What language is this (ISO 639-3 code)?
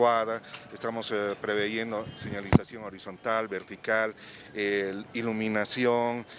spa